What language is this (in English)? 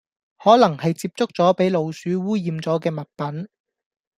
Cantonese